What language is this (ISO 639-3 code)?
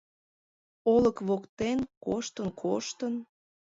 chm